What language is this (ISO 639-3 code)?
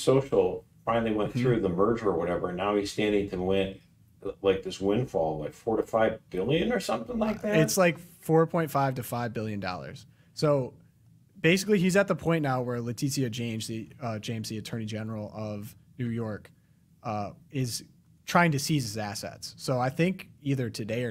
eng